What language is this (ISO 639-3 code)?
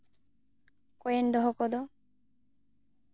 sat